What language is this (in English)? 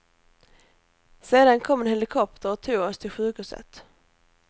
Swedish